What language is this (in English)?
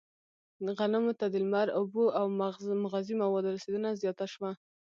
Pashto